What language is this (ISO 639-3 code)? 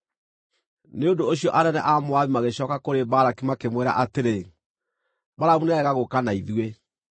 kik